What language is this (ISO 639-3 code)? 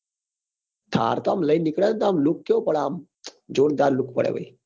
guj